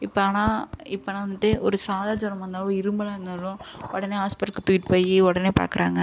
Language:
Tamil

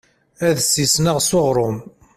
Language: Kabyle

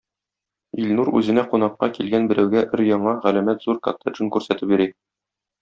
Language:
Tatar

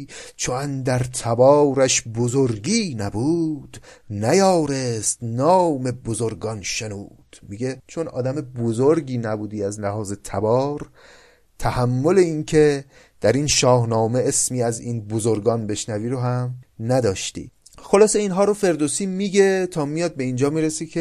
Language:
Persian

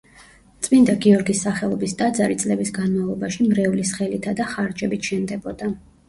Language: Georgian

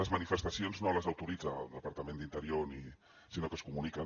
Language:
Catalan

